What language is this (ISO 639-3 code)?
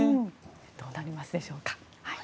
jpn